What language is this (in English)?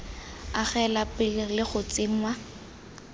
Tswana